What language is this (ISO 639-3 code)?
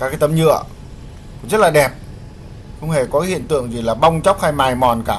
vie